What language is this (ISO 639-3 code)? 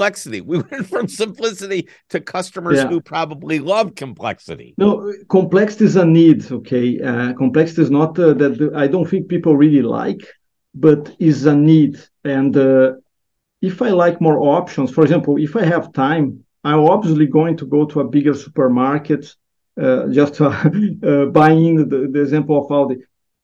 eng